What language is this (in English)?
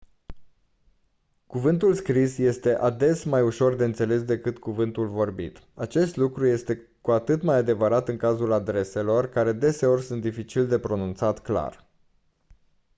Romanian